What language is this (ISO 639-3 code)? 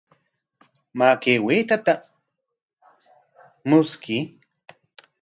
qwa